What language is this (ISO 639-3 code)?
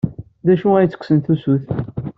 kab